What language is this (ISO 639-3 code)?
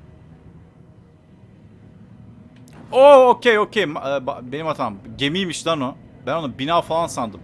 tur